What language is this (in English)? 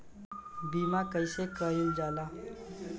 Bhojpuri